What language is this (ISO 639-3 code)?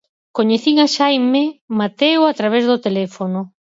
glg